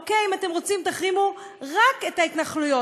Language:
Hebrew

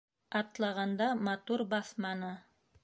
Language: Bashkir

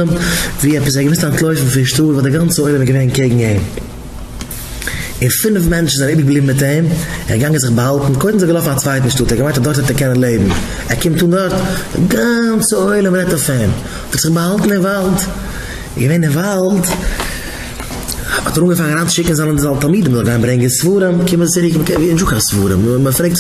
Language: Dutch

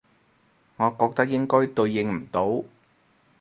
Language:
Cantonese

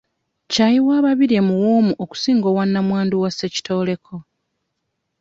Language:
Ganda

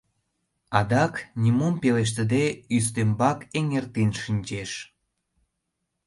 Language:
Mari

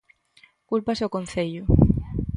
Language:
Galician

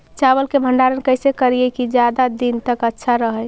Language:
Magahi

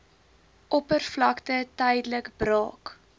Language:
Afrikaans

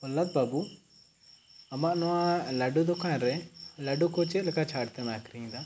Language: Santali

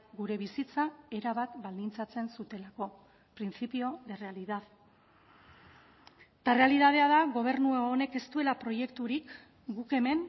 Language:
Basque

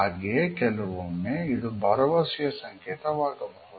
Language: Kannada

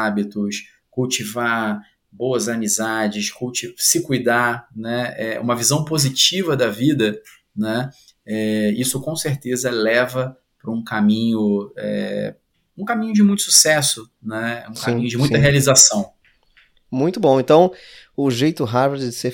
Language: Portuguese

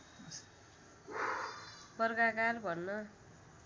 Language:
Nepali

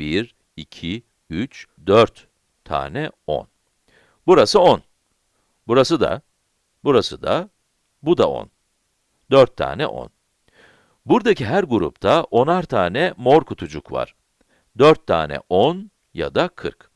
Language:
Turkish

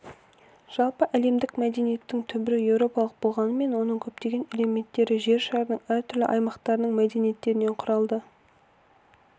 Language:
Kazakh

